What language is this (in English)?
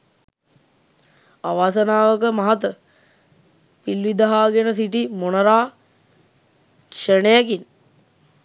Sinhala